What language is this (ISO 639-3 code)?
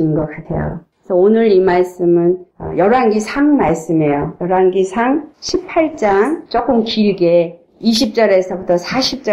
kor